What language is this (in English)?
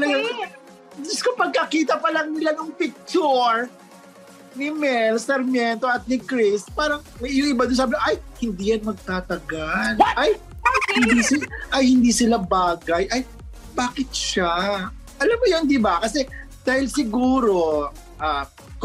Filipino